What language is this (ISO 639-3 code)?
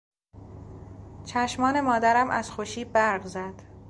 fas